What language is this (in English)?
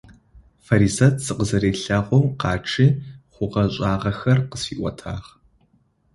Adyghe